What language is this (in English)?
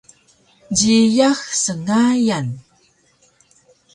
Taroko